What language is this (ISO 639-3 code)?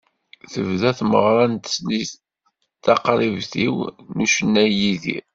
kab